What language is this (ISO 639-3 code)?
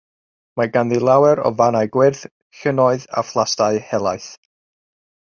cym